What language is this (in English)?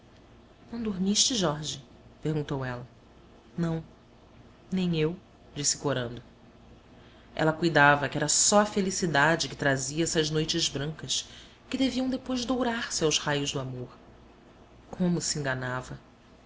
Portuguese